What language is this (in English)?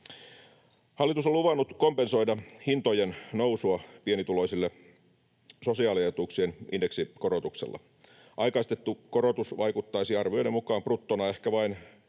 Finnish